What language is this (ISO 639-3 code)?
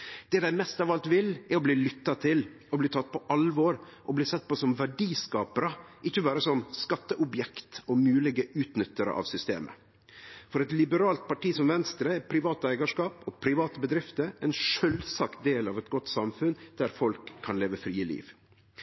nno